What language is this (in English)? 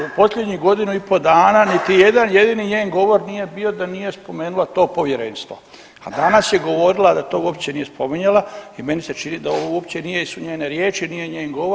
Croatian